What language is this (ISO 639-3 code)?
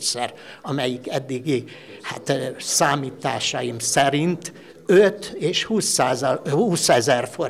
hun